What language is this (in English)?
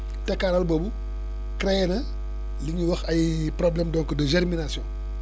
Wolof